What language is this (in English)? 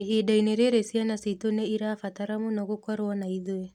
Kikuyu